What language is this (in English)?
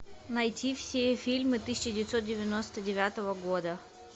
Russian